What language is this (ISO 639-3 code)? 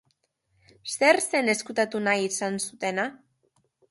eus